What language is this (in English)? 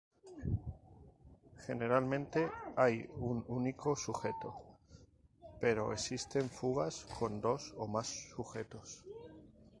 Spanish